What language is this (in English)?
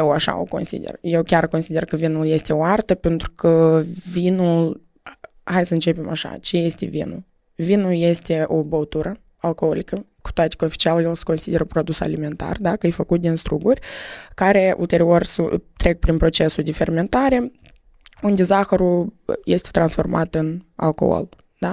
Romanian